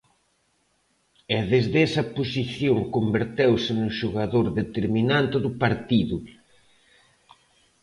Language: Galician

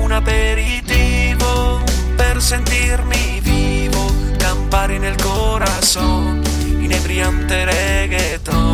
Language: Spanish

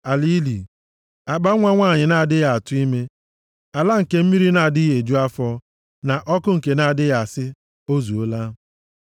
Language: Igbo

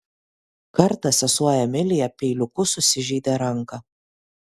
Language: Lithuanian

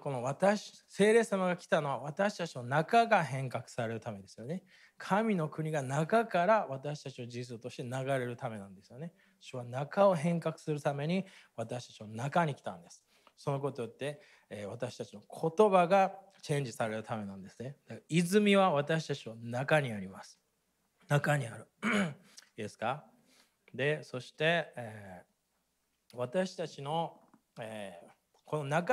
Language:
Japanese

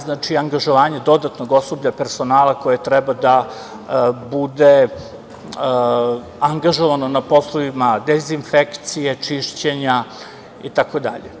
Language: Serbian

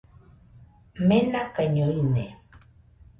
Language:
Nüpode Huitoto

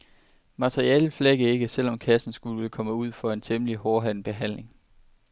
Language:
Danish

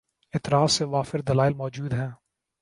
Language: Urdu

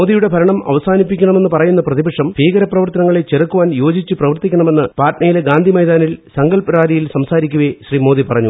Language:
Malayalam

